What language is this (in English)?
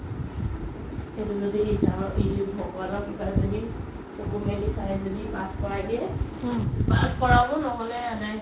Assamese